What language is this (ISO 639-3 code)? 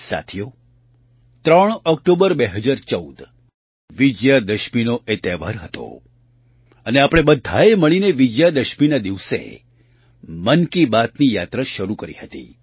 guj